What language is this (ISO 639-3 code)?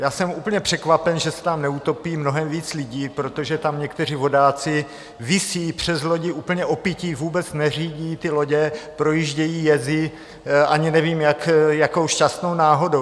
ces